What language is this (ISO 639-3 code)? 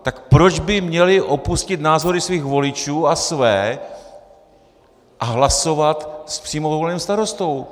ces